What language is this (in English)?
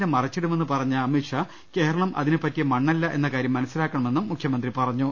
Malayalam